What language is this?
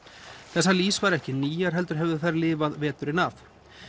Icelandic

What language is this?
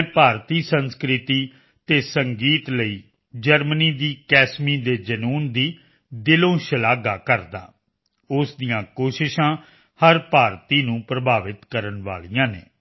Punjabi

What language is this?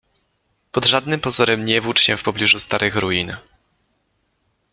Polish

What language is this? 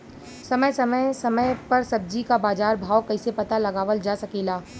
Bhojpuri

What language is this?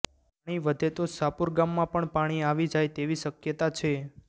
Gujarati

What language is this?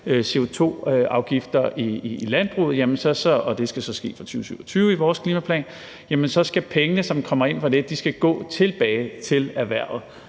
Danish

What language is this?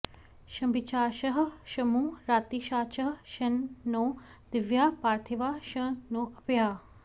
Sanskrit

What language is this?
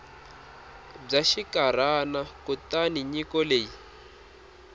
Tsonga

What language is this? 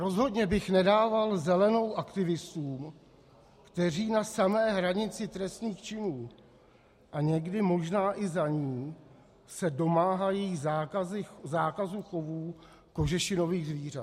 Czech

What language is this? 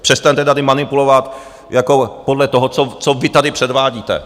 Czech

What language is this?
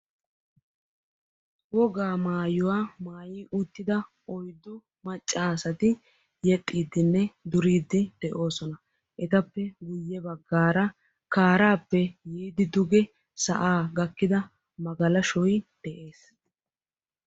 Wolaytta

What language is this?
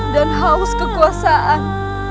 Indonesian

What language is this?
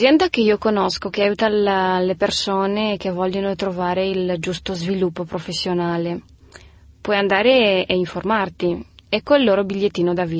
Italian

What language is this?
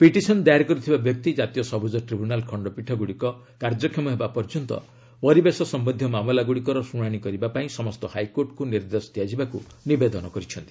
Odia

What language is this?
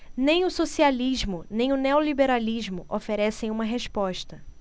Portuguese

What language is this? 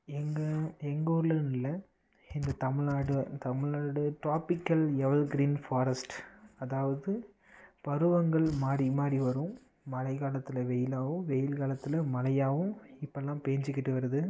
Tamil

